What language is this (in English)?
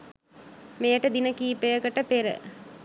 Sinhala